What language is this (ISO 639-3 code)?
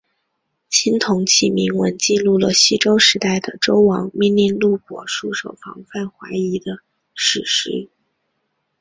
zho